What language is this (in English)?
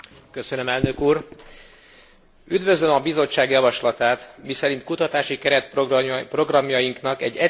Hungarian